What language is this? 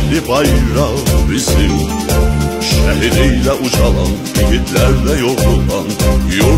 Turkish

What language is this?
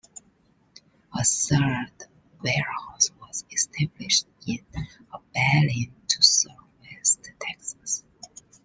English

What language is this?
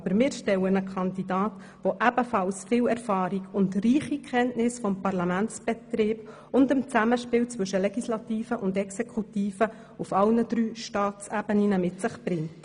Swiss German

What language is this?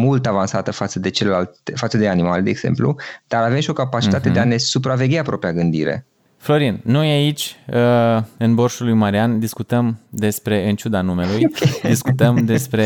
Romanian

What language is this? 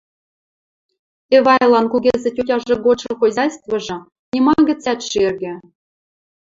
Western Mari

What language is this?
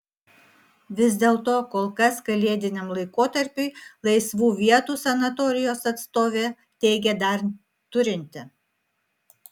Lithuanian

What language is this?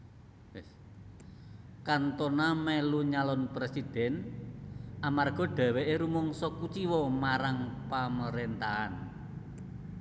Javanese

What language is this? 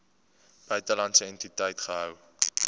Afrikaans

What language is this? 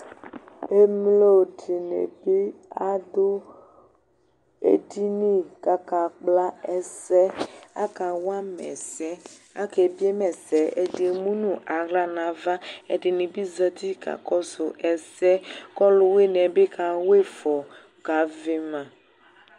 Ikposo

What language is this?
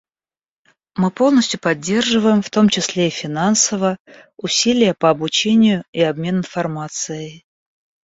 Russian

